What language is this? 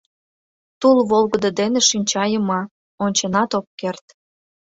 Mari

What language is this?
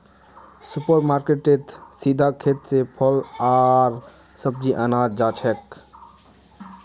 Magahi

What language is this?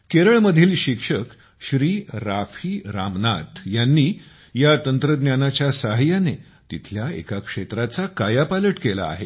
Marathi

